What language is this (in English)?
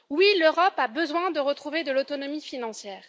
French